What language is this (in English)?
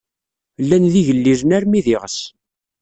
Kabyle